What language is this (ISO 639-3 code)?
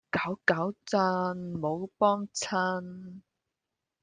yue